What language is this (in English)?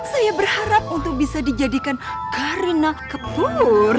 Indonesian